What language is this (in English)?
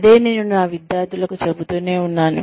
Telugu